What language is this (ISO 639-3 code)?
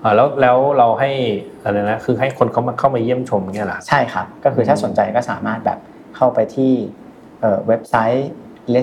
tha